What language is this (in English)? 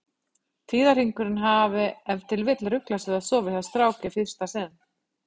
Icelandic